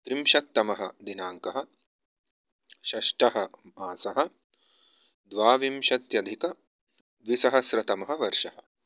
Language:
Sanskrit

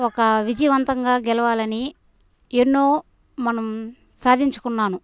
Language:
Telugu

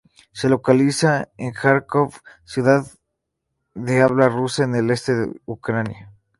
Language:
Spanish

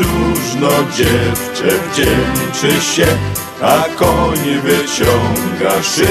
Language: Polish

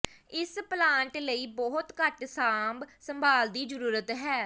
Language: Punjabi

